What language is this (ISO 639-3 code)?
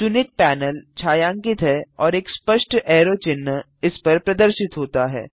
hin